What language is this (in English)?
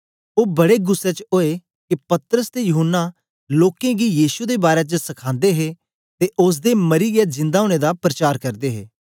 Dogri